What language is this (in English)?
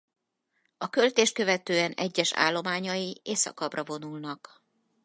Hungarian